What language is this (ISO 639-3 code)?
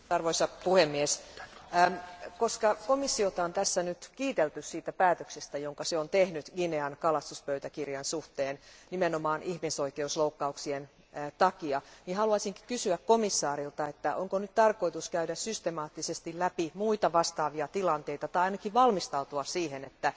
fin